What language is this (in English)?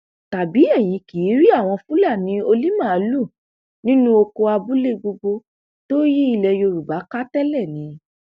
Yoruba